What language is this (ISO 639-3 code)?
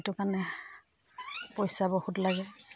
asm